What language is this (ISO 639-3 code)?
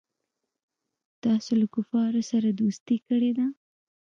pus